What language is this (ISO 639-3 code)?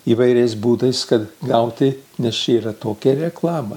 lit